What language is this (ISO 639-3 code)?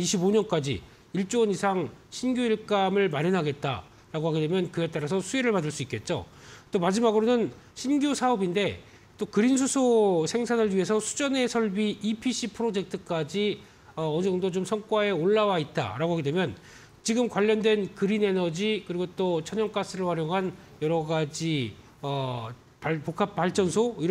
kor